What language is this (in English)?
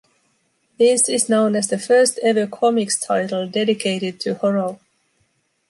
English